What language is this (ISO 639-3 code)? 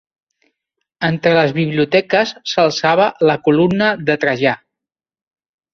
cat